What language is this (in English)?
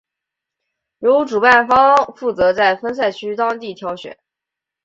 Chinese